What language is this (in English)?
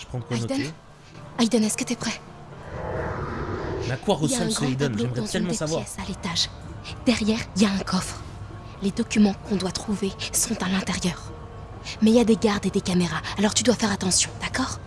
French